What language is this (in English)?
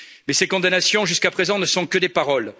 French